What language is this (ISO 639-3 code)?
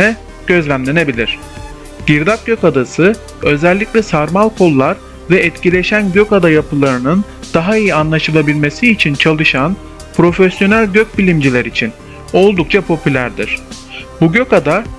tur